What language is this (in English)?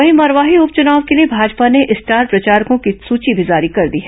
Hindi